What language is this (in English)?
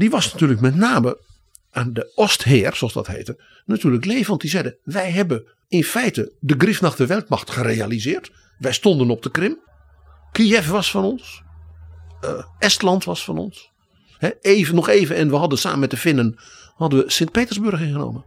Dutch